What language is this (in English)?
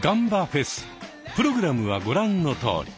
Japanese